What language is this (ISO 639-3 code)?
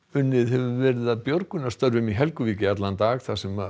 isl